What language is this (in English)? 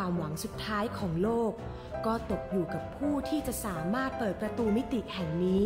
Thai